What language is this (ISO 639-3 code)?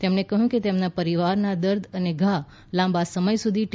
guj